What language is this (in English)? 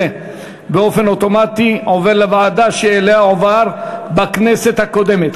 Hebrew